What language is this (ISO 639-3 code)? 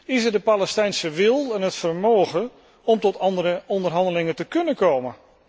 nld